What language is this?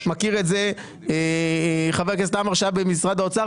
Hebrew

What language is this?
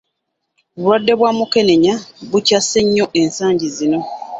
Ganda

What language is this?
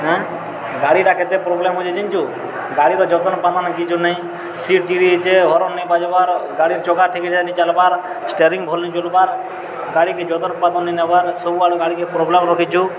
Odia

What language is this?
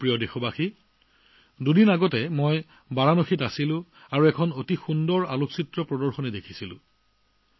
Assamese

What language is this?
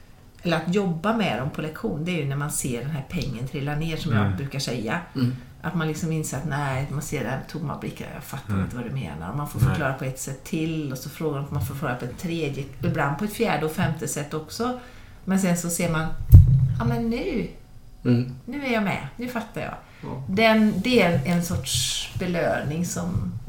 Swedish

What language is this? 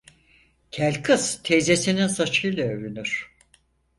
Turkish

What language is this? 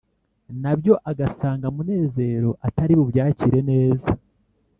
Kinyarwanda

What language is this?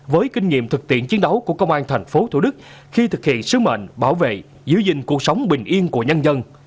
Vietnamese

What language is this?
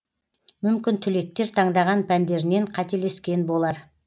Kazakh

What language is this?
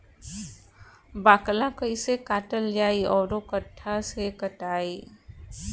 Bhojpuri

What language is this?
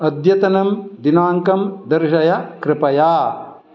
Sanskrit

